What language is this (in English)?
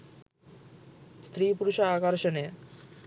Sinhala